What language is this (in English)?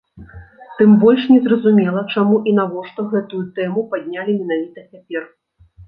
Belarusian